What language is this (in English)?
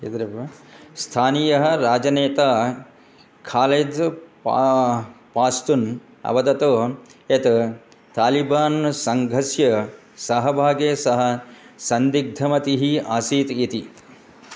Sanskrit